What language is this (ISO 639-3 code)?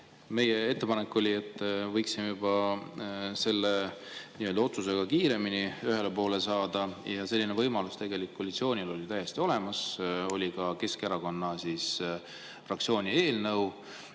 est